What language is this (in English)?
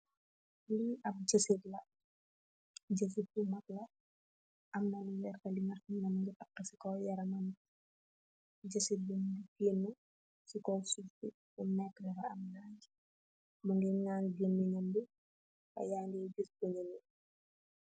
Wolof